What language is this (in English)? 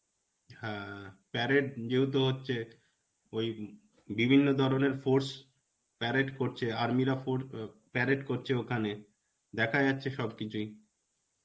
Bangla